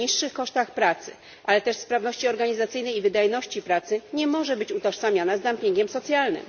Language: Polish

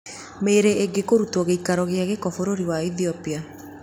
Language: Kikuyu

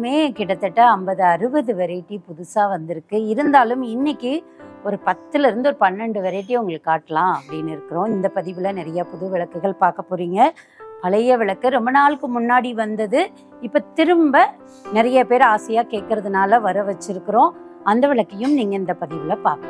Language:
Tamil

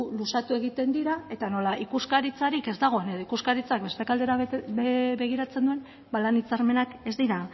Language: Basque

